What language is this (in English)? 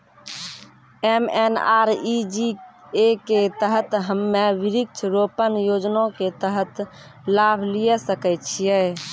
Maithili